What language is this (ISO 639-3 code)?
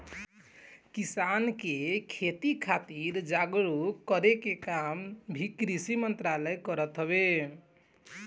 bho